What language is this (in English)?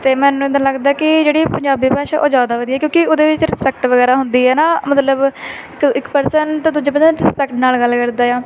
Punjabi